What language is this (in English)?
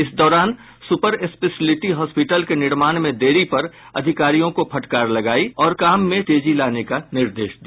Hindi